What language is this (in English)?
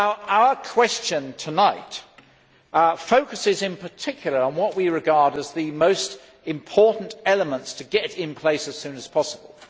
English